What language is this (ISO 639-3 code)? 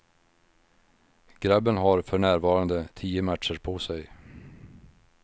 swe